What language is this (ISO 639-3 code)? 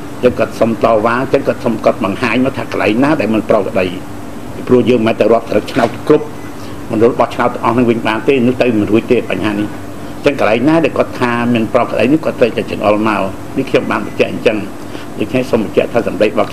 tha